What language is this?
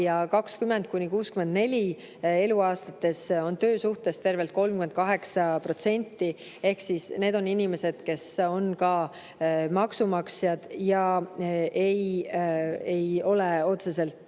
Estonian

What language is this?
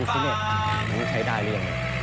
Thai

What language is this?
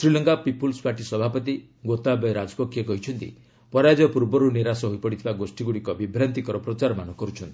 Odia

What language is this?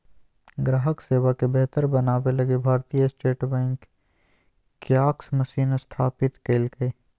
Magahi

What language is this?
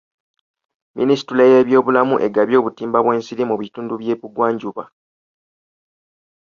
Ganda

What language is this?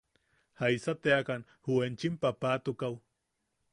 Yaqui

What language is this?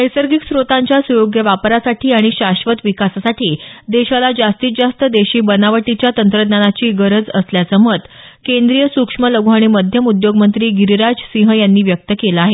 Marathi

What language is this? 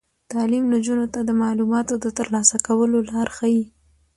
Pashto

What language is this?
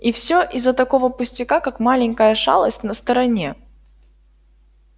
Russian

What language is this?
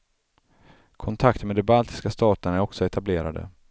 Swedish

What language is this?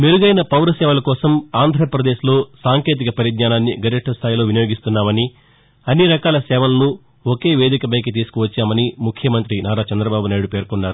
Telugu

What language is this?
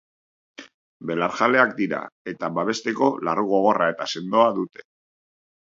Basque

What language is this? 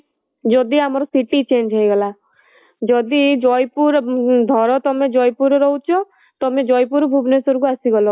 Odia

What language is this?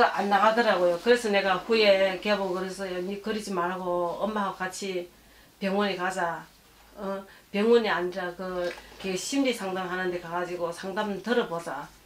Korean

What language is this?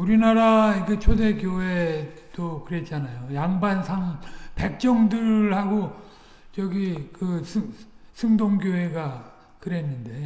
Korean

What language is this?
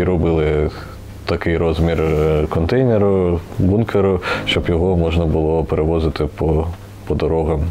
Ukrainian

